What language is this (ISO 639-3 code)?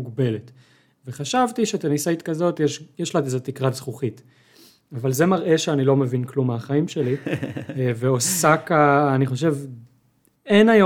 heb